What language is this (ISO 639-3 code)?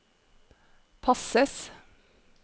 nor